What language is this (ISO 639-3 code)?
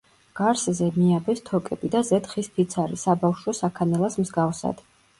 kat